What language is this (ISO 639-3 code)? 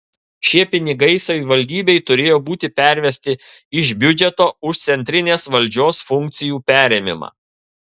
lit